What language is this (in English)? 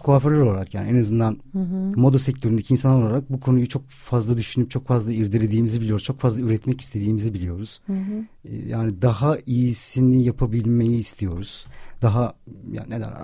Turkish